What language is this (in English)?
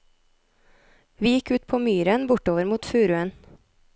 Norwegian